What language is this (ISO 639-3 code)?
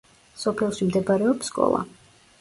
kat